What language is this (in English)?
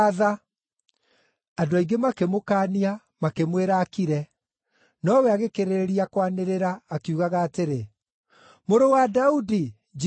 Kikuyu